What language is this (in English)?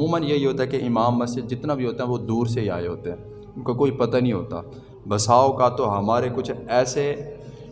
Urdu